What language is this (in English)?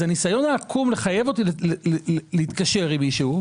Hebrew